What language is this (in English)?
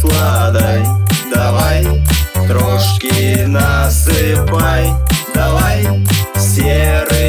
Ukrainian